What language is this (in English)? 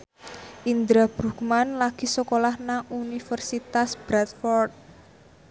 Javanese